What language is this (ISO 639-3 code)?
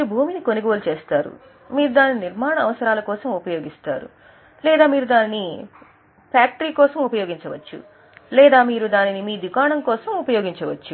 tel